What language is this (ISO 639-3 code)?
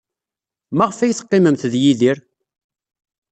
kab